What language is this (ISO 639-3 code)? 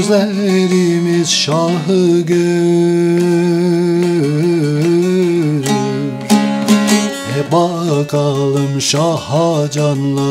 tur